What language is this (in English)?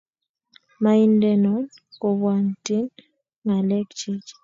Kalenjin